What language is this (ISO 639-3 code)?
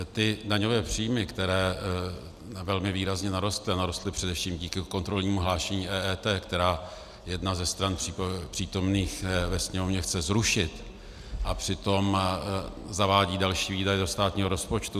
ces